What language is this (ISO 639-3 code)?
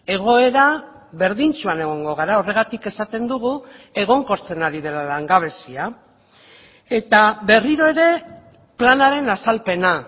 eus